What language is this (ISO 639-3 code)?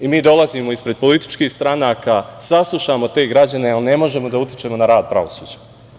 srp